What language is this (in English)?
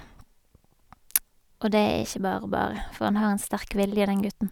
Norwegian